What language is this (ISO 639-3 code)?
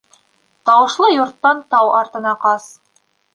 bak